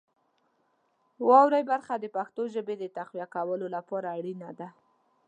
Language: Pashto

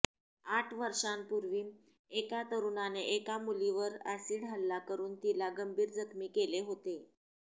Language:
Marathi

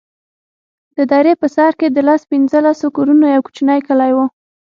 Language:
Pashto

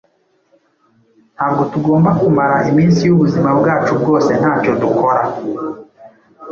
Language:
Kinyarwanda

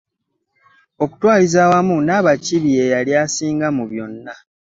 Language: Ganda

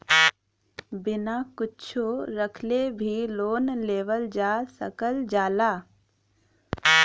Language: Bhojpuri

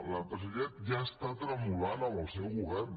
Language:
Catalan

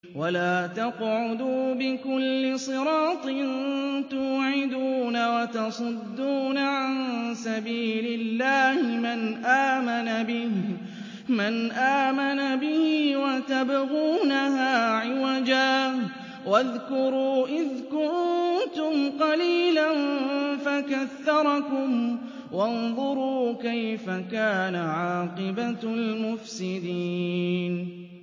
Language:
Arabic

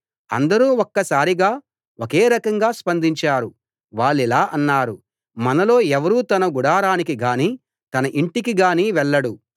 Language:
Telugu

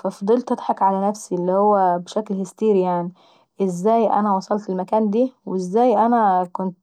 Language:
Saidi Arabic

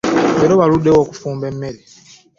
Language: Ganda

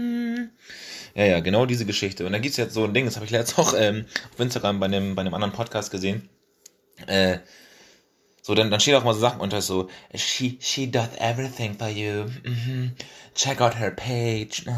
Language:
German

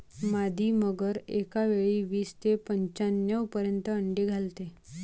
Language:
Marathi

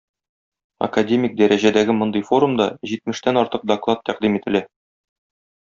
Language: Tatar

